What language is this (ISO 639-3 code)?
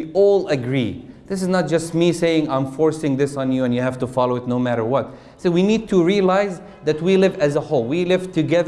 eng